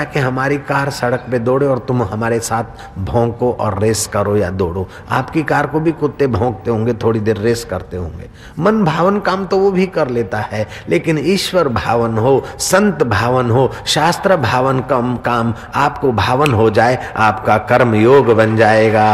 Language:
Hindi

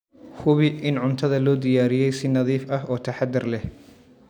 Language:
Somali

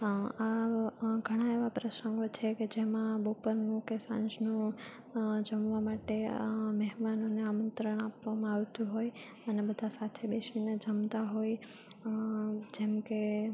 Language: Gujarati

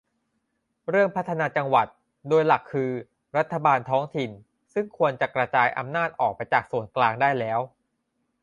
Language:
Thai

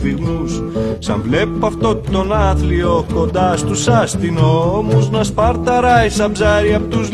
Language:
Greek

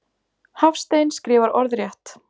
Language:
Icelandic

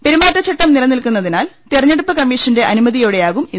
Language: Malayalam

